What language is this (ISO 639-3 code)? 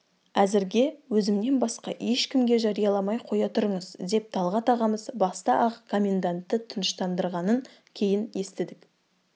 kaz